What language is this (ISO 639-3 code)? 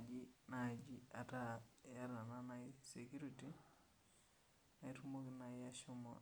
mas